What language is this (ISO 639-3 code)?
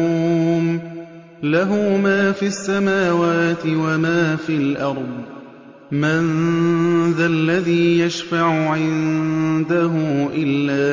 ara